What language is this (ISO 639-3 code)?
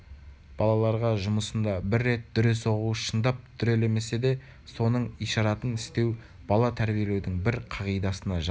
kaz